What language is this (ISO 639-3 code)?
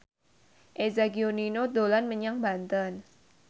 jav